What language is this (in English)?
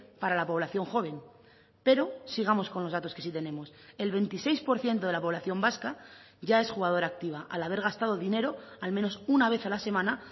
Spanish